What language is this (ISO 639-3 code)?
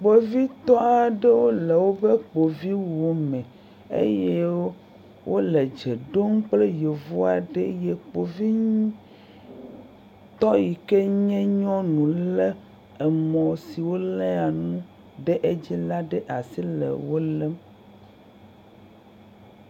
ewe